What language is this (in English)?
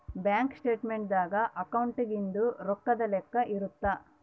Kannada